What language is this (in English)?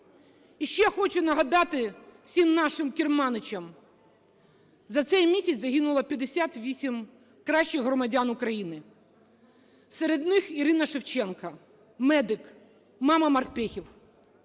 Ukrainian